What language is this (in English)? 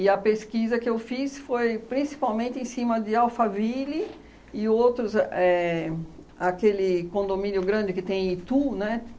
Portuguese